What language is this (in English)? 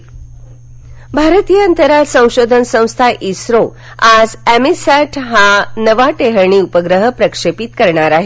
Marathi